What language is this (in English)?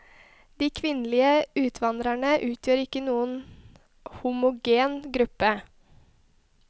Norwegian